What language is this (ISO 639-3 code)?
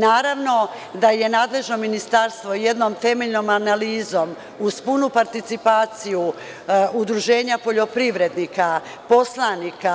srp